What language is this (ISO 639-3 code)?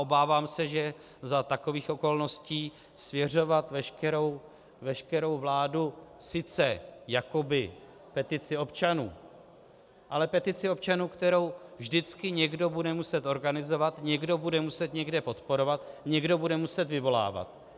ces